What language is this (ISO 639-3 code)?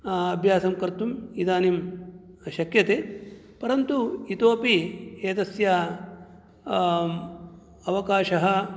san